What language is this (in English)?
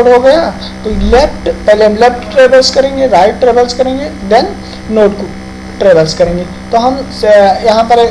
Hindi